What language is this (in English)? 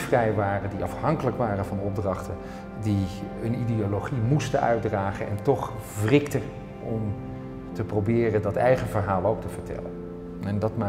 Dutch